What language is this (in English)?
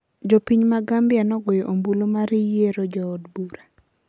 Luo (Kenya and Tanzania)